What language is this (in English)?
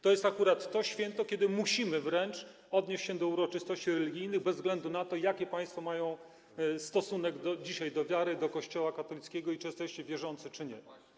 Polish